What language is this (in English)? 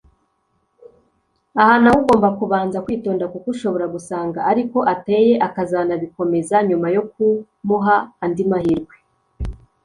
Kinyarwanda